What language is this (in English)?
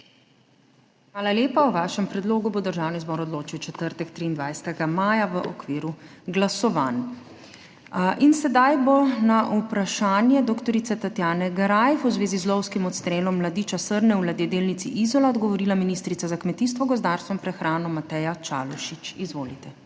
Slovenian